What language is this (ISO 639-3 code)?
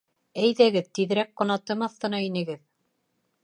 bak